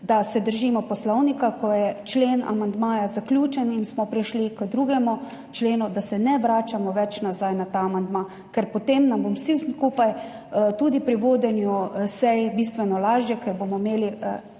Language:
Slovenian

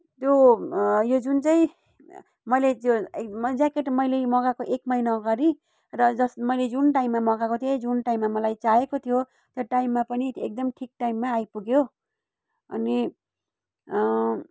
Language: Nepali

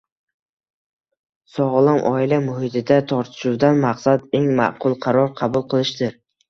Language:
Uzbek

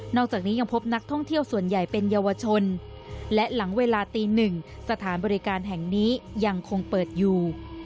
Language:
Thai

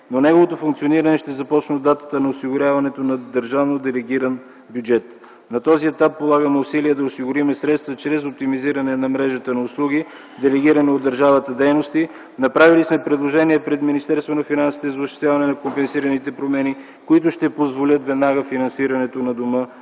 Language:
Bulgarian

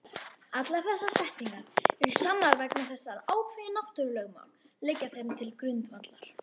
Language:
Icelandic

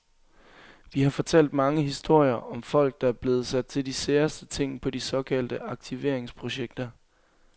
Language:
Danish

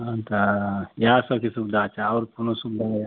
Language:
Maithili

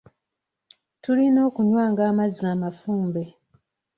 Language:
Ganda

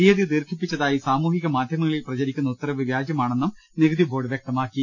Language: Malayalam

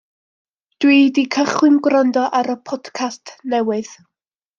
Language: Welsh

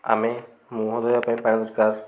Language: Odia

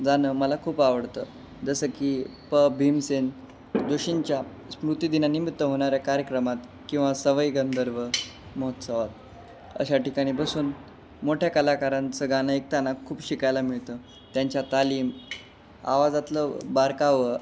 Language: Marathi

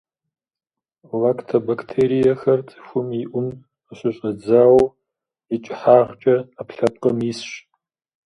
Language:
Kabardian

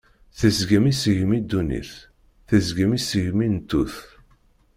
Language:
Kabyle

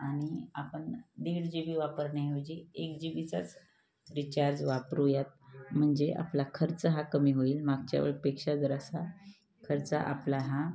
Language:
Marathi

